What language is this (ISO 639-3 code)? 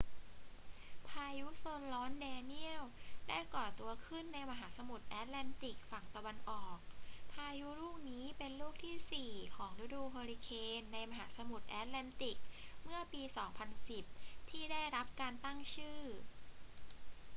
tha